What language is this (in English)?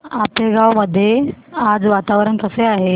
Marathi